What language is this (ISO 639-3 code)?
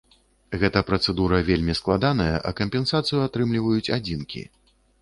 bel